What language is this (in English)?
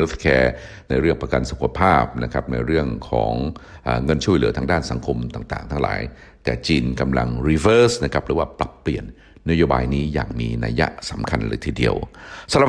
Thai